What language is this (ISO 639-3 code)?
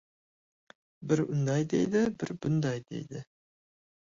uzb